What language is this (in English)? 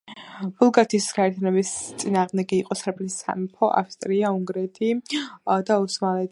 Georgian